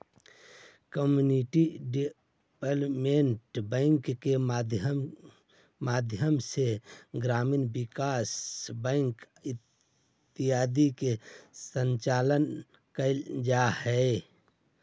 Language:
Magahi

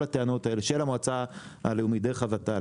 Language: Hebrew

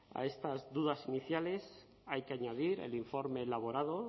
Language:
Spanish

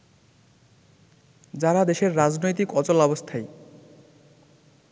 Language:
Bangla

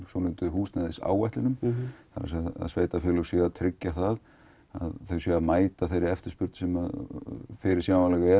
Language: Icelandic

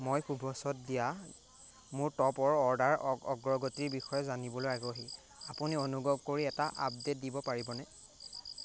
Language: Assamese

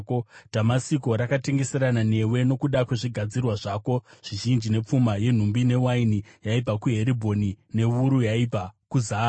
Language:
Shona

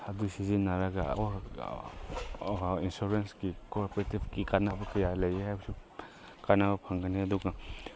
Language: Manipuri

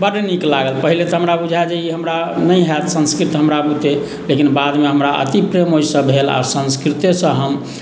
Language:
Maithili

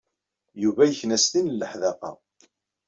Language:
Kabyle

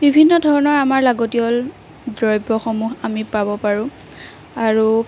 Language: Assamese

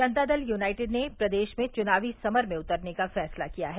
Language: Hindi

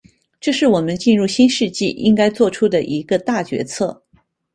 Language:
Chinese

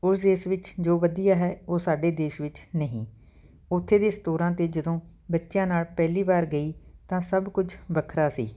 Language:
Punjabi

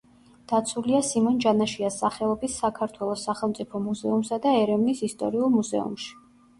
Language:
Georgian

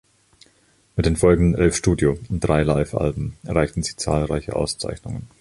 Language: German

